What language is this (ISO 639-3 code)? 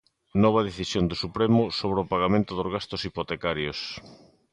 glg